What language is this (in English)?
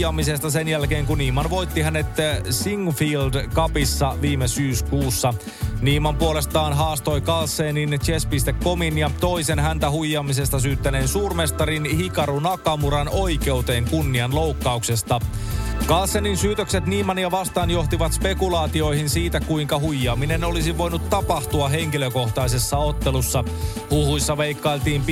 Finnish